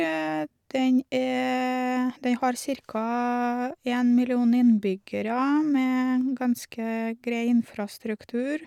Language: Norwegian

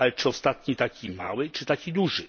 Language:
Polish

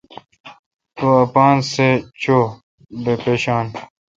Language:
Kalkoti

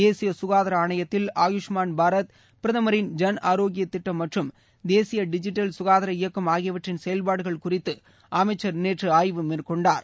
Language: Tamil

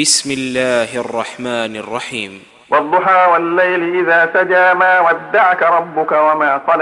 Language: Arabic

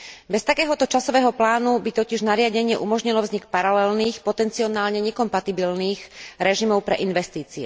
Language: Slovak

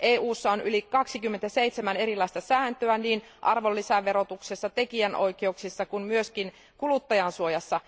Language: Finnish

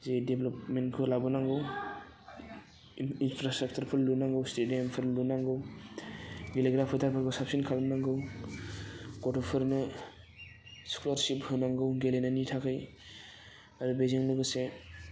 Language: Bodo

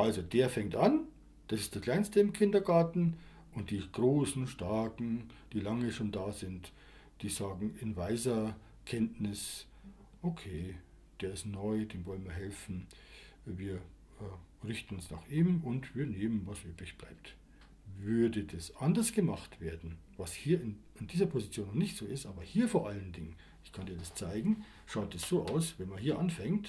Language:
German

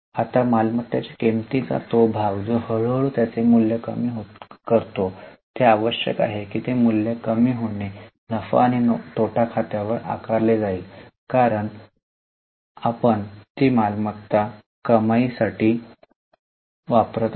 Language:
Marathi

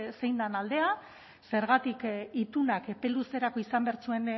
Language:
Basque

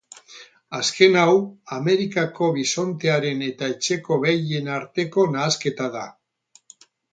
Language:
Basque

